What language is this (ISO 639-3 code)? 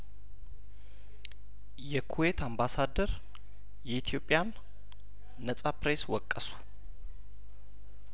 amh